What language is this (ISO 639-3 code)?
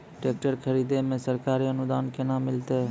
mai